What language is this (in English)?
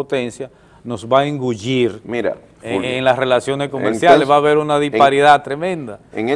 Spanish